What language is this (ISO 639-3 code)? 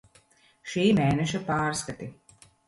lav